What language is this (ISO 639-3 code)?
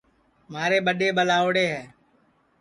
ssi